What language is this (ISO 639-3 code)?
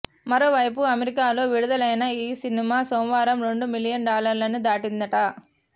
tel